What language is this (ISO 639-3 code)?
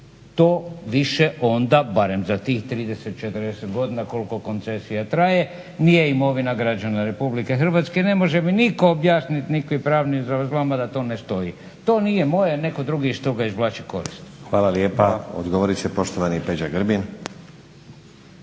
hrv